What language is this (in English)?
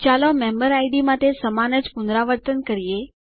Gujarati